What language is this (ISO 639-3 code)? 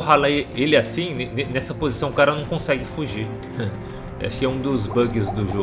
por